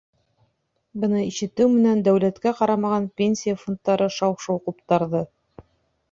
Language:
Bashkir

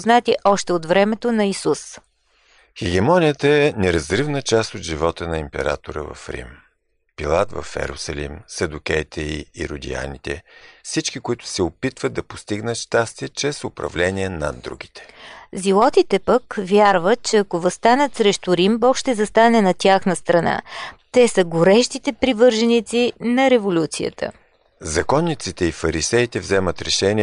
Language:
Bulgarian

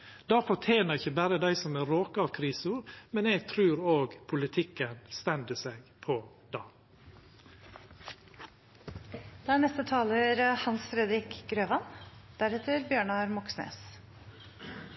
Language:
Norwegian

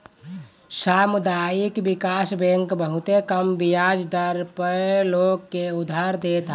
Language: Bhojpuri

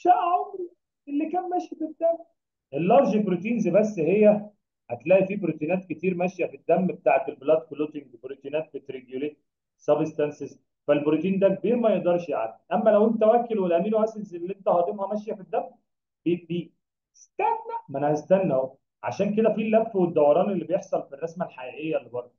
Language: Arabic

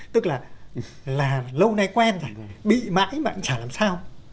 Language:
Vietnamese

